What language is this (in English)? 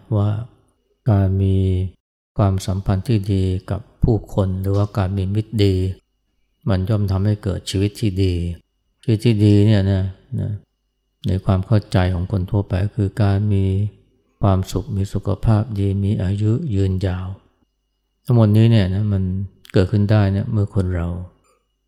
Thai